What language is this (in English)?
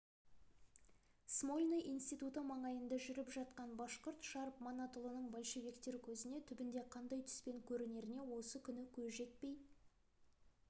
Kazakh